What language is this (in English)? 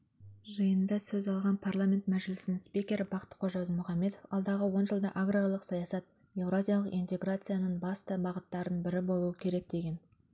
Kazakh